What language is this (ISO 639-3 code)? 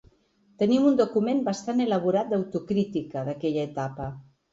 cat